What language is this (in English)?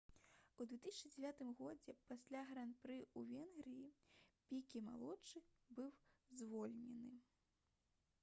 Belarusian